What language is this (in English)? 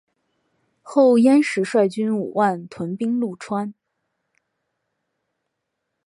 Chinese